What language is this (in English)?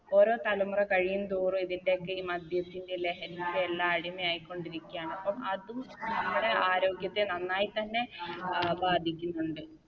Malayalam